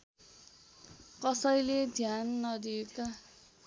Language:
Nepali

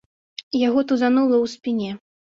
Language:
Belarusian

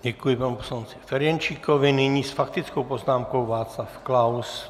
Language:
Czech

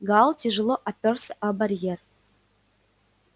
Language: Russian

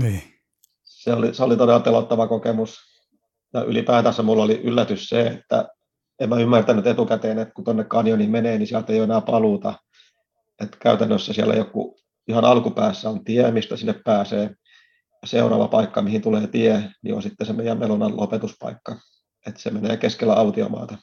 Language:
Finnish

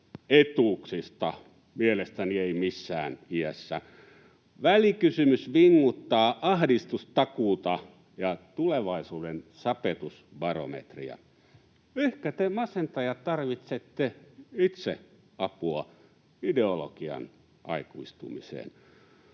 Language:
Finnish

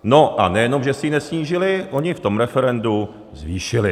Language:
Czech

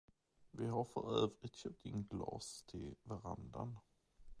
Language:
Swedish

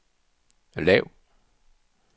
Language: Danish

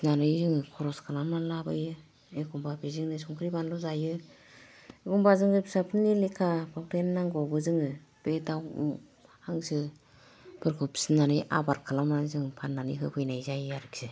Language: Bodo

